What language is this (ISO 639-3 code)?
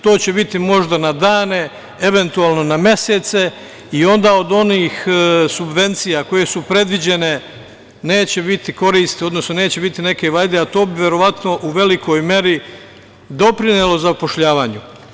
srp